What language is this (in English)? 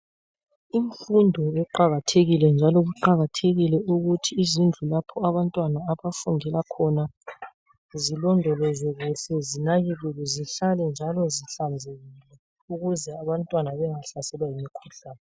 North Ndebele